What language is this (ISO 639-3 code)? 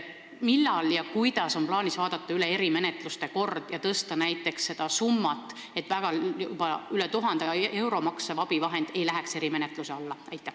est